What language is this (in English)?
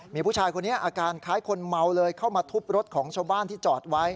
Thai